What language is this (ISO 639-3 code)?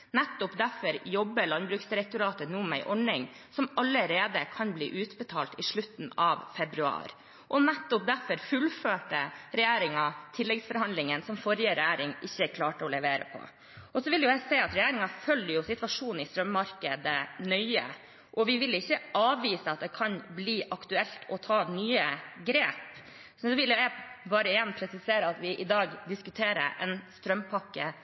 nob